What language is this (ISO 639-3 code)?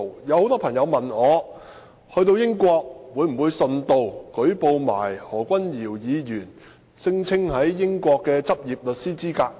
yue